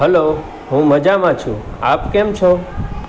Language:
Gujarati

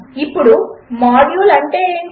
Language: Telugu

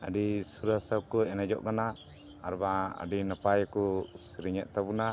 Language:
Santali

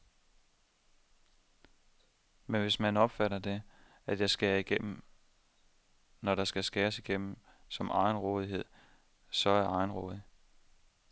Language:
Danish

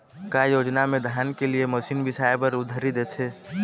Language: Chhattisgarhi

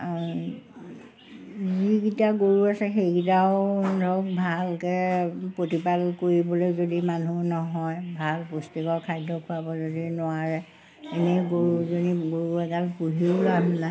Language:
Assamese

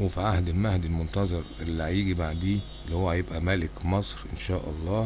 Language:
Arabic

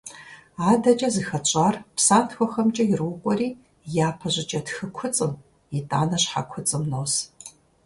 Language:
Kabardian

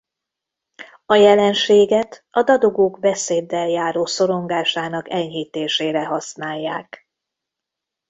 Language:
Hungarian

